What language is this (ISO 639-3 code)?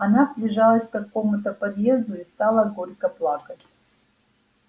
rus